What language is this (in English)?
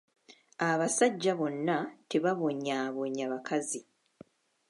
Ganda